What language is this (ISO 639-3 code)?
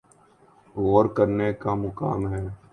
urd